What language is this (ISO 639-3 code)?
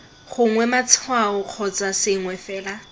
tsn